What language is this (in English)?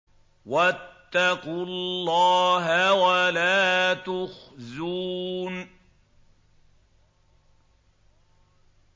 Arabic